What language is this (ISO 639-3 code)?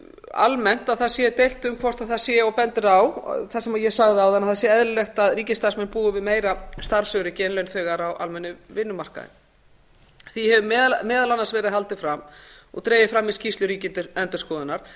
isl